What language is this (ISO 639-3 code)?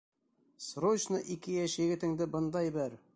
bak